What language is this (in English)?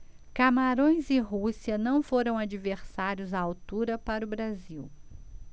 Portuguese